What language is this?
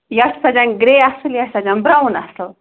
Kashmiri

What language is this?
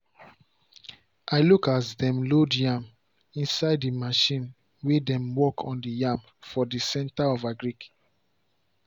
Nigerian Pidgin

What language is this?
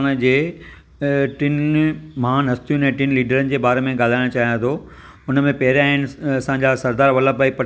Sindhi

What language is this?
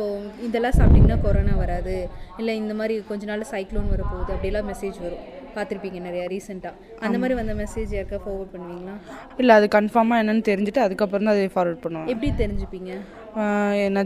Tamil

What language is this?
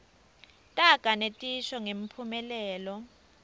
Swati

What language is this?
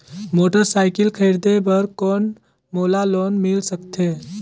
Chhattisgarhi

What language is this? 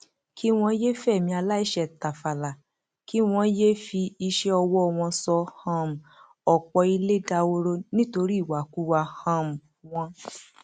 Yoruba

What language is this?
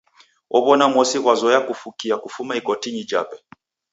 Taita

